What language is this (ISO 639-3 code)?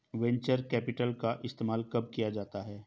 hin